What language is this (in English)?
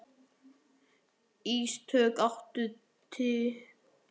Icelandic